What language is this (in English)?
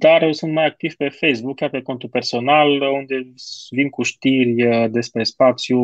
Romanian